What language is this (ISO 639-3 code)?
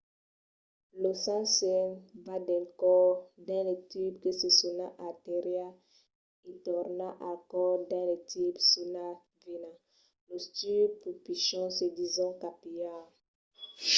oci